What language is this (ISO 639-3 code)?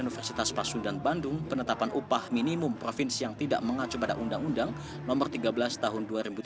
ind